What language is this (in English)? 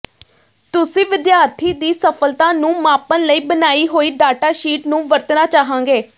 Punjabi